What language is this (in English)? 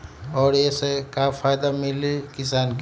Magahi